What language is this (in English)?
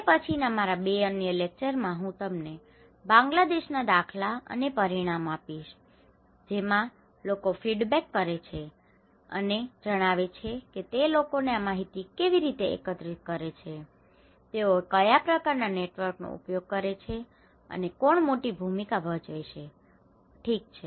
Gujarati